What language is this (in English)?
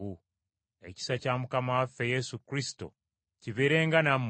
Ganda